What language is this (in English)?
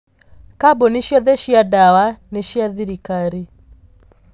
Kikuyu